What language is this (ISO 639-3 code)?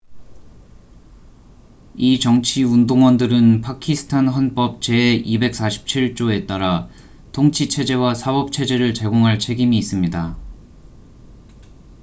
kor